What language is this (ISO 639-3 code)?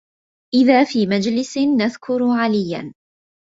ara